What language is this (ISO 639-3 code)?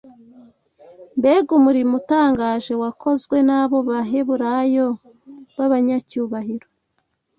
kin